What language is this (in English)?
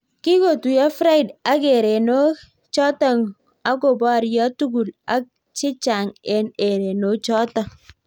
Kalenjin